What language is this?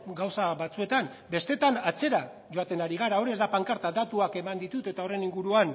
Basque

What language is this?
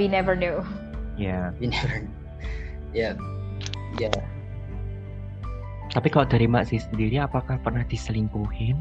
Indonesian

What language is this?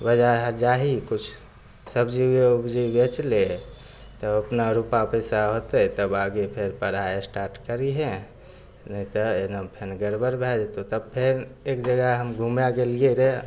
Maithili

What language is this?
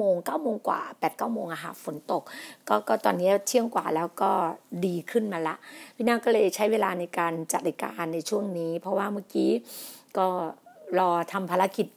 Thai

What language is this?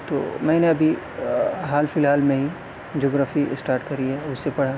Urdu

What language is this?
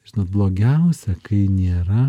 Lithuanian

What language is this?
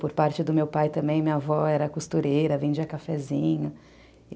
Portuguese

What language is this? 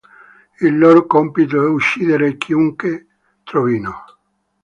Italian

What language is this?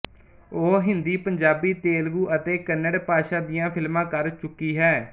Punjabi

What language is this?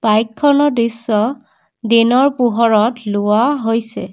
Assamese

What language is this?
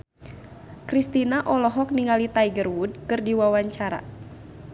Sundanese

